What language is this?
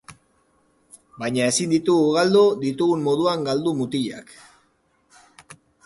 Basque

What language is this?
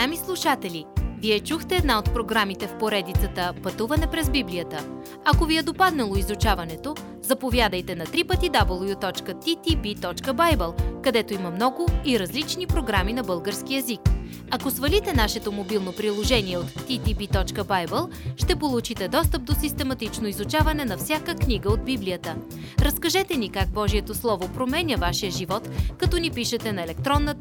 Bulgarian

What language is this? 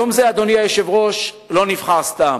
Hebrew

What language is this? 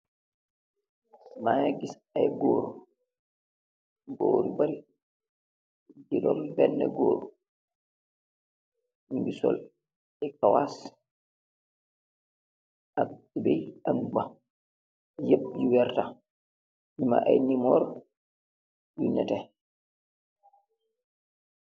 Wolof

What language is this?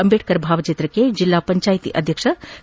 Kannada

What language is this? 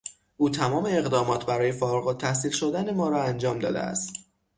Persian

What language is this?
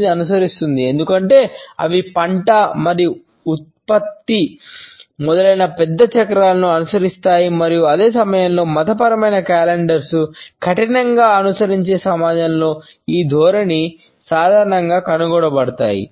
Telugu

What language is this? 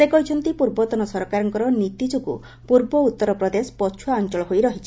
Odia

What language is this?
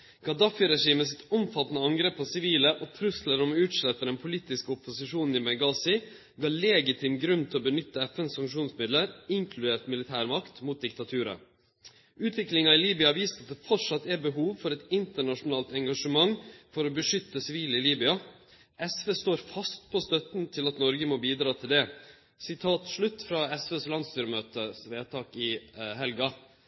Norwegian Nynorsk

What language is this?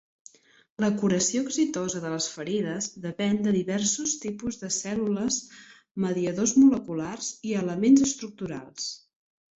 Catalan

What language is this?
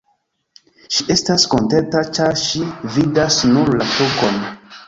Esperanto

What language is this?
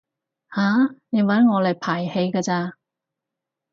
Cantonese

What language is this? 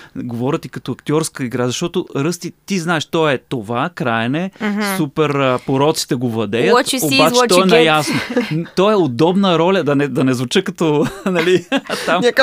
Bulgarian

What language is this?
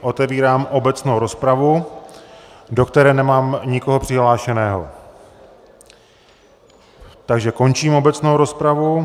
Czech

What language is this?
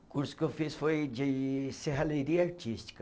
Portuguese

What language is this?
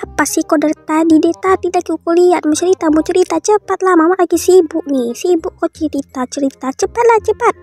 Indonesian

